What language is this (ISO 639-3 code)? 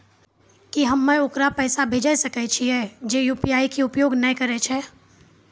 mai